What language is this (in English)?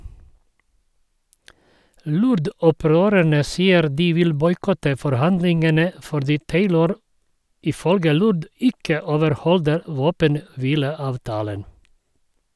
Norwegian